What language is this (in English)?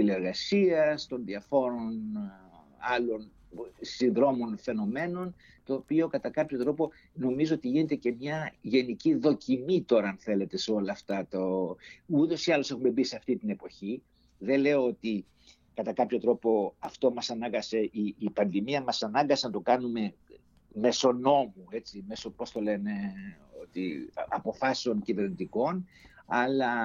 Greek